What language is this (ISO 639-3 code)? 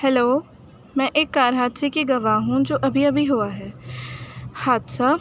urd